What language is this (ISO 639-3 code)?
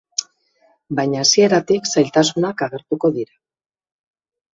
eus